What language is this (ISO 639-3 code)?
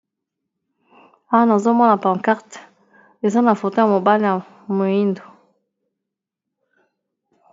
lin